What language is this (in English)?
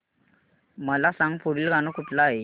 Marathi